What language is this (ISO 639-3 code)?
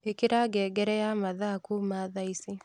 kik